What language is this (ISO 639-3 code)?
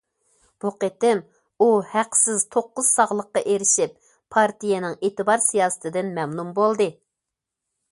uig